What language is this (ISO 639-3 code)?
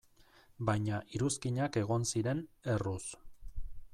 eus